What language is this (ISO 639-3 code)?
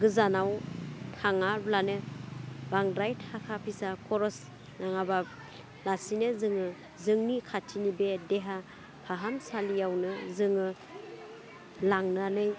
brx